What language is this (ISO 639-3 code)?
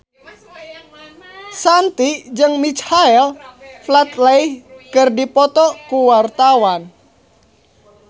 sun